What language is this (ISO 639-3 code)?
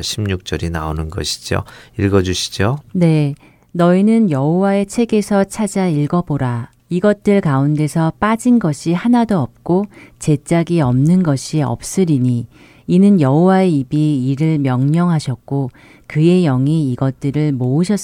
kor